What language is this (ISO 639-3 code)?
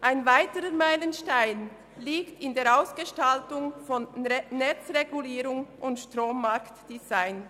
gsw